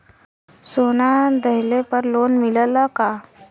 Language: Bhojpuri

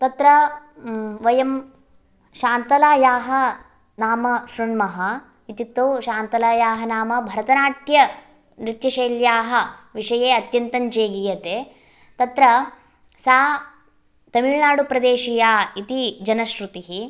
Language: Sanskrit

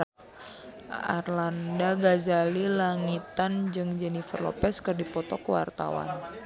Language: Sundanese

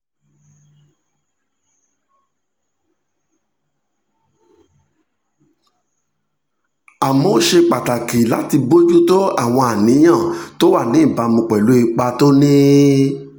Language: Yoruba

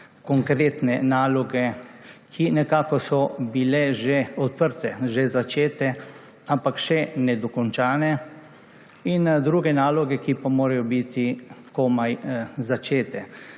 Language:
Slovenian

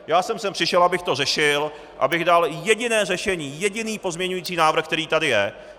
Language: Czech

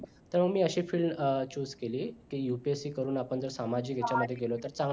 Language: Marathi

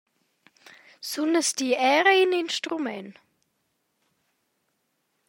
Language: Romansh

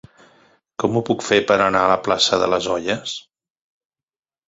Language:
Catalan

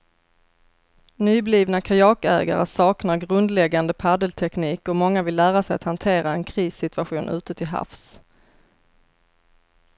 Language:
Swedish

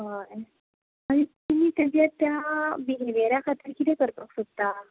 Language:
Konkani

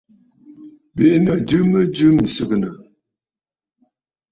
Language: Bafut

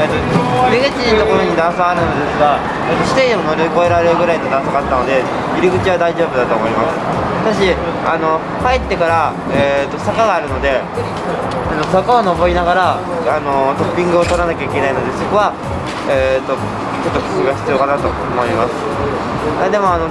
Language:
Japanese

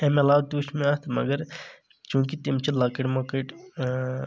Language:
Kashmiri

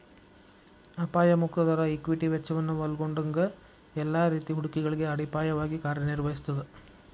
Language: Kannada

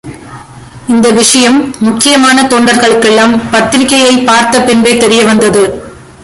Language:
Tamil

